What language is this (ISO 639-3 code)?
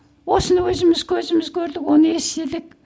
kaz